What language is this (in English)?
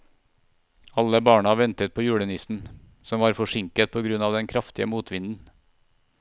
Norwegian